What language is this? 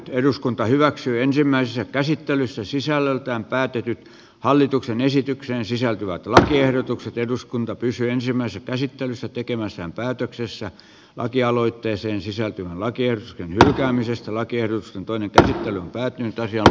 Finnish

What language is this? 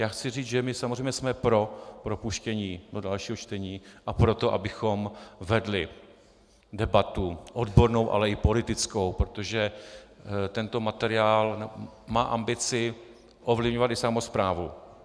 Czech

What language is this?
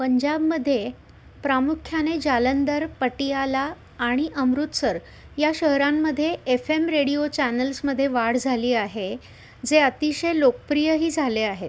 Marathi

